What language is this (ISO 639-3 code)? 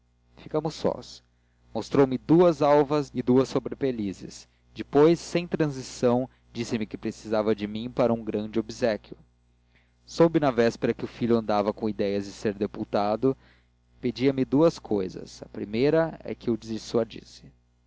por